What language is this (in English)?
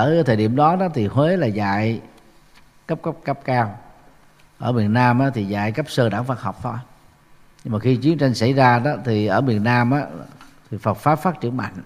Vietnamese